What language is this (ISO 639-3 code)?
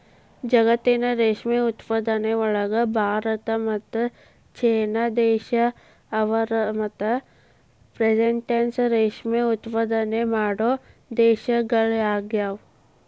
kan